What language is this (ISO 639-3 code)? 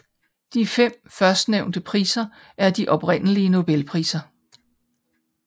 dan